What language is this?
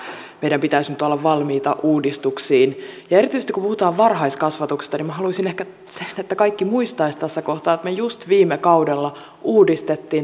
Finnish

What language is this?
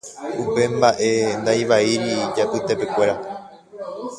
Guarani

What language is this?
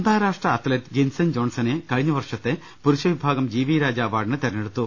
Malayalam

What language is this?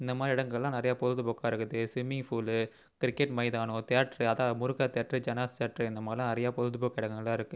Tamil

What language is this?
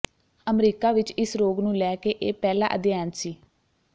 Punjabi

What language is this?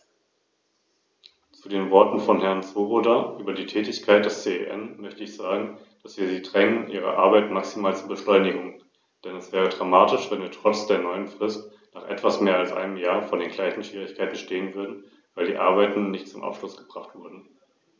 German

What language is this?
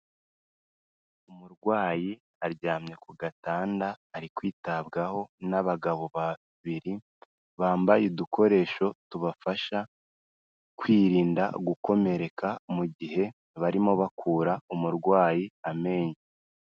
Kinyarwanda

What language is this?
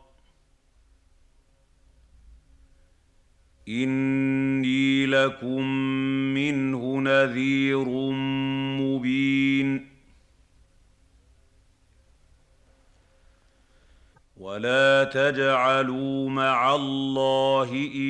Arabic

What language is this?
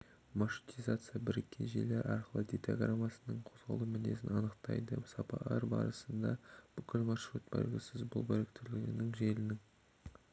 Kazakh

